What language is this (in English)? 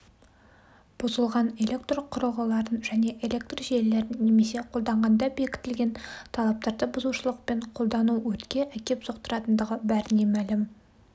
Kazakh